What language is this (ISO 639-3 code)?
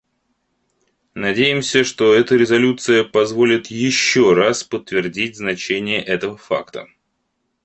rus